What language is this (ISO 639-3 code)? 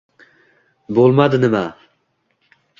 uzb